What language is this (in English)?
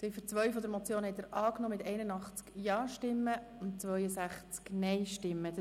Swiss German